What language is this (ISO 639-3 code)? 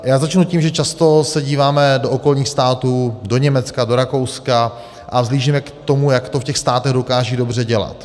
ces